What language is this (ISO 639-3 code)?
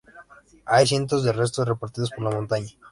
spa